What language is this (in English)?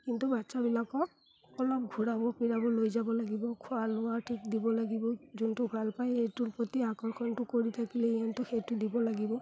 Assamese